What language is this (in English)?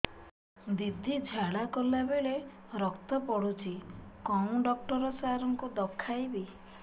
Odia